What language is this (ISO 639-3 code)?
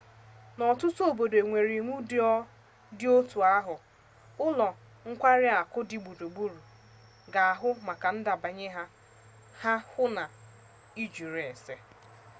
ibo